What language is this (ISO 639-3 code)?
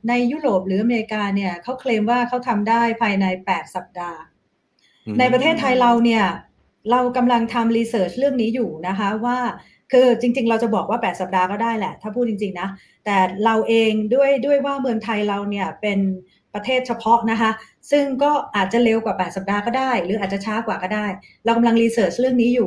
tha